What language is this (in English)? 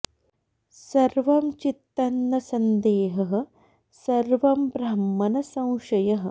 Sanskrit